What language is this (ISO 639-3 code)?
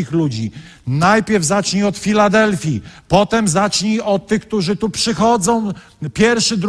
pol